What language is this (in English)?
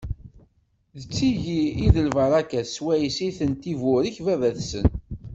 Kabyle